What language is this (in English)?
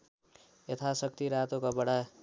Nepali